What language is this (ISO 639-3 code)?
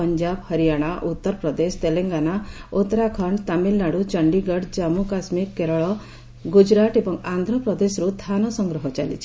ori